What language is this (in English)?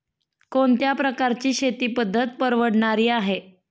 Marathi